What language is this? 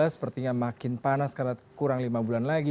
Indonesian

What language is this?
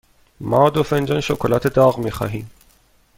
Persian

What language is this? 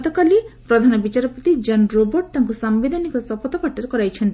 Odia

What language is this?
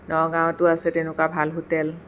Assamese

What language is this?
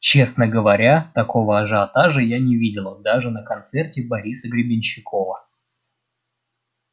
Russian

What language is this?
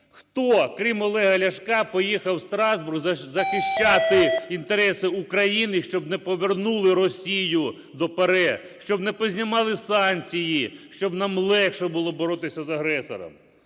Ukrainian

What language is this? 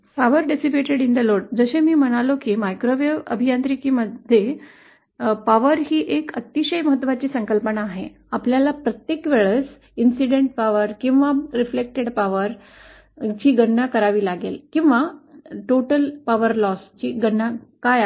Marathi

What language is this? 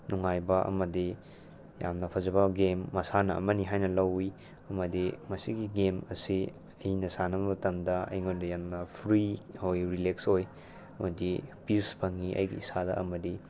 Manipuri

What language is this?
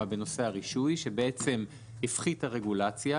Hebrew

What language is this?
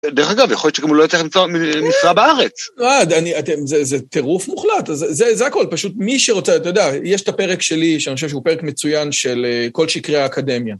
Hebrew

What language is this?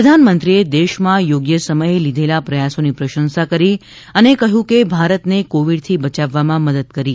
Gujarati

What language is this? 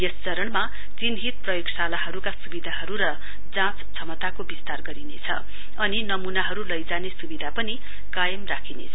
Nepali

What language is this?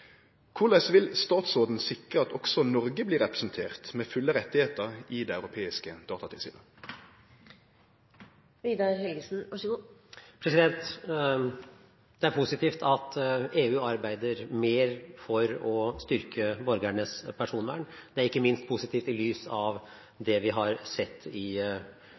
Norwegian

